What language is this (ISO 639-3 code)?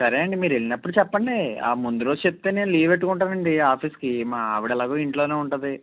tel